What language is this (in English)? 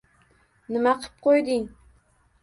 Uzbek